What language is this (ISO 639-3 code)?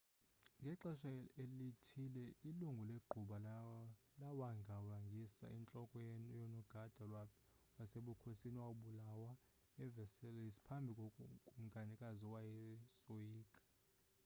xho